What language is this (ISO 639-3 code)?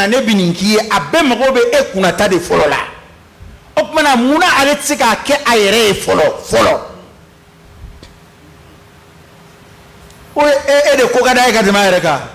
ara